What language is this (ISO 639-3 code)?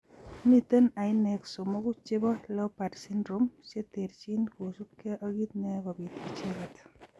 kln